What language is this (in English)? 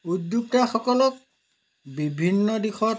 Assamese